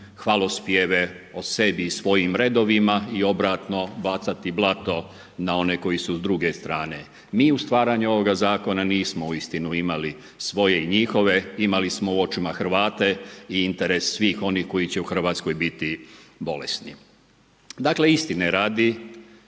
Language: Croatian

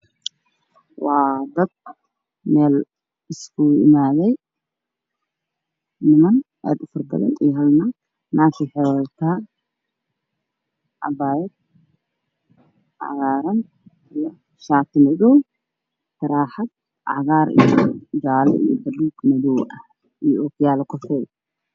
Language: Somali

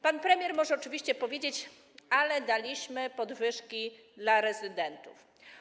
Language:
Polish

